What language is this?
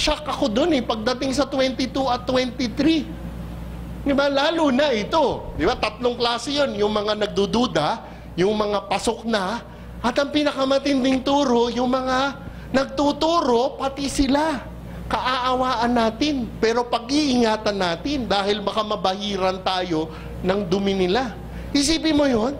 Filipino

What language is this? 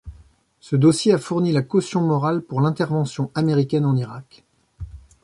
French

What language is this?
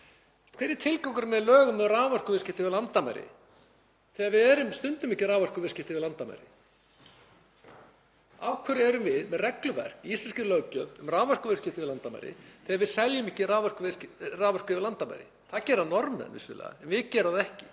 Icelandic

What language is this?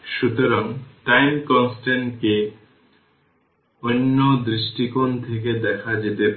Bangla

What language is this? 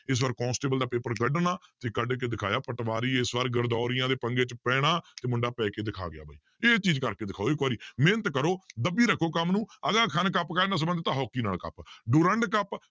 Punjabi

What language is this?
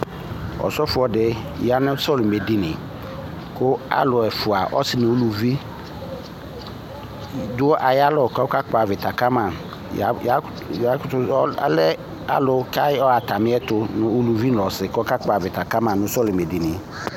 Ikposo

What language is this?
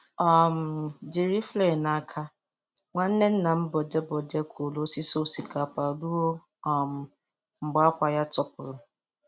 Igbo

